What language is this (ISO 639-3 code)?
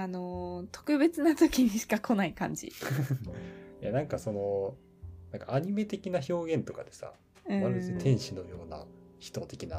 jpn